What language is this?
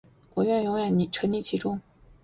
Chinese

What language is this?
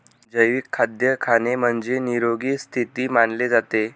Marathi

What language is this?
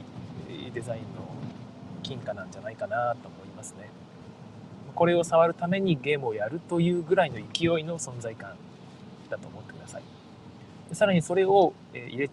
Japanese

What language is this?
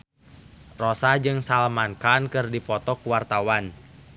Sundanese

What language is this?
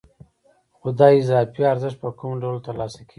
Pashto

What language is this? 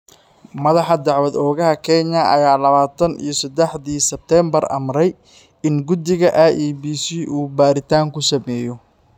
Somali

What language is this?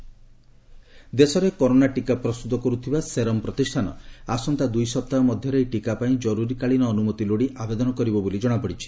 Odia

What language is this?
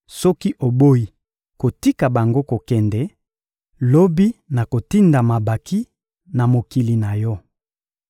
Lingala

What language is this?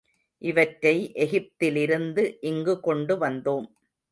Tamil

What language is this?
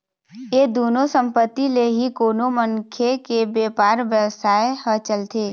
Chhattisgarhi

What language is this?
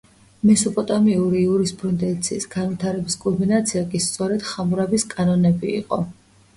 Georgian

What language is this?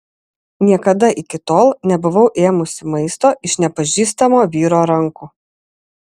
Lithuanian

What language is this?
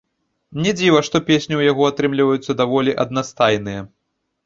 Belarusian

